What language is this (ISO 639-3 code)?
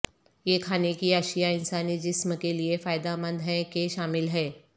urd